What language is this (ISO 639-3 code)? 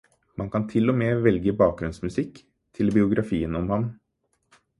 nob